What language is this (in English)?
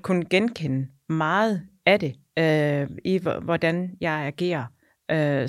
Danish